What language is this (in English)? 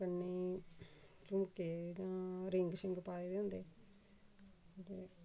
Dogri